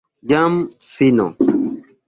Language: Esperanto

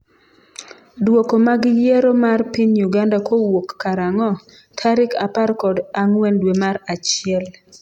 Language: Luo (Kenya and Tanzania)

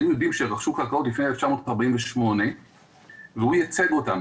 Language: Hebrew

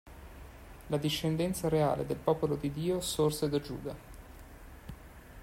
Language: Italian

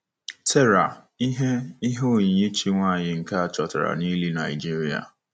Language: Igbo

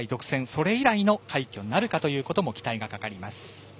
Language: Japanese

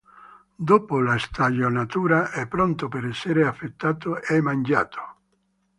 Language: Italian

